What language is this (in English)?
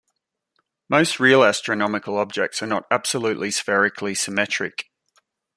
English